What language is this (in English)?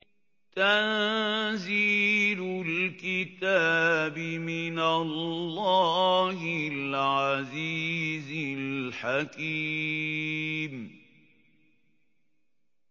Arabic